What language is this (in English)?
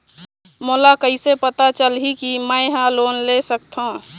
Chhattisgarhi